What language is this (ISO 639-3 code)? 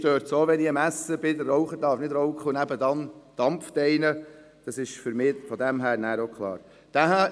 gsw